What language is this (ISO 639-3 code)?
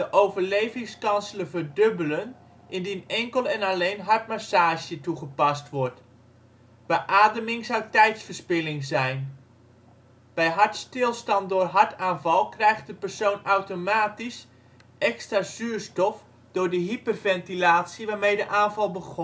nld